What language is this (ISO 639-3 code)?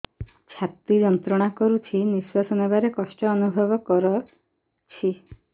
ori